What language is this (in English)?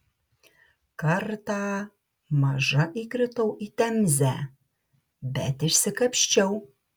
Lithuanian